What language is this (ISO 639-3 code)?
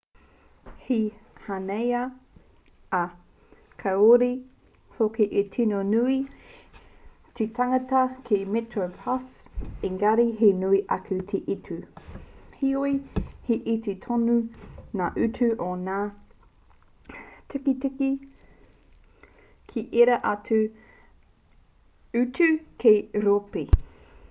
mri